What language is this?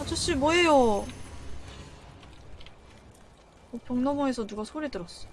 Korean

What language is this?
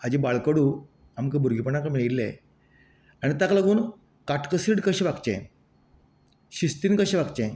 Konkani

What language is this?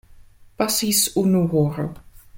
Esperanto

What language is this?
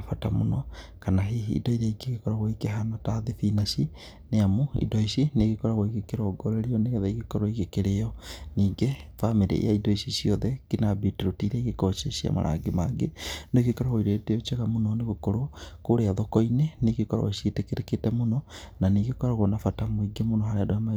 Kikuyu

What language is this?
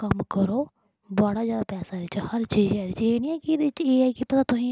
Dogri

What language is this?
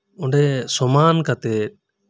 Santali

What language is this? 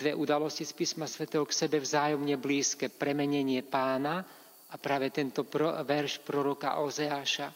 Slovak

